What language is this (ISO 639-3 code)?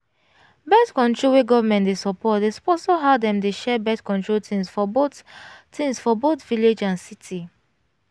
pcm